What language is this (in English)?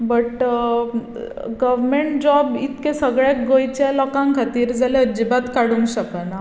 Konkani